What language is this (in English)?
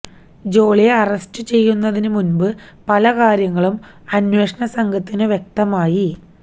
Malayalam